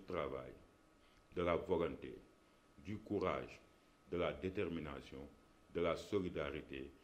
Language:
French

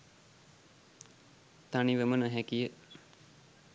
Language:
Sinhala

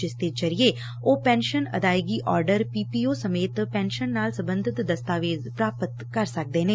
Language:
Punjabi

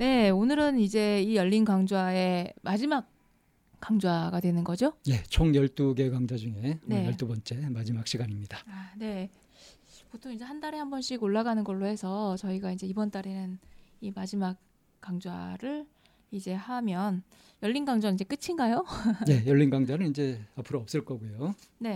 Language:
Korean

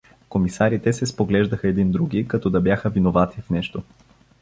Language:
Bulgarian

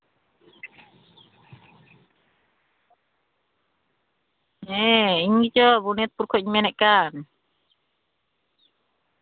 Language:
Santali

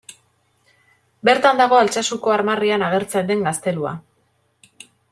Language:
Basque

